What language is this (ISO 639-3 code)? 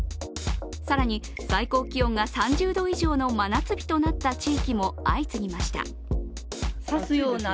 jpn